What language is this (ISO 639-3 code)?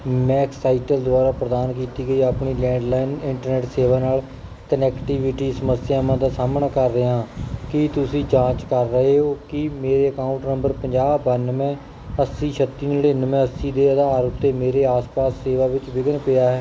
pan